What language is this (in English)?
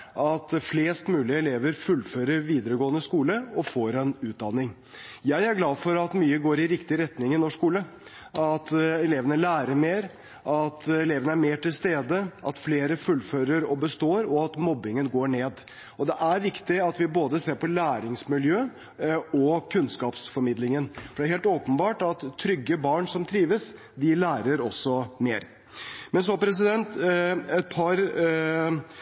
Norwegian Bokmål